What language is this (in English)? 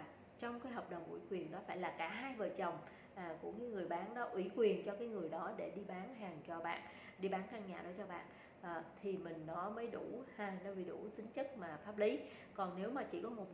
Vietnamese